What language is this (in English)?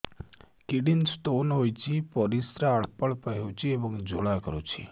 Odia